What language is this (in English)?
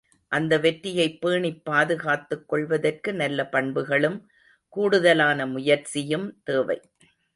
Tamil